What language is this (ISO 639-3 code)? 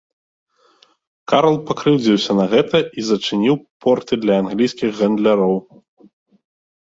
bel